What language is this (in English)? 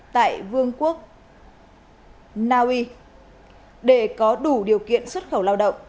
Vietnamese